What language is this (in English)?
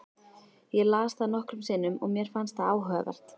Icelandic